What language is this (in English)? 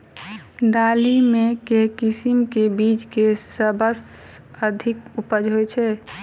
Maithili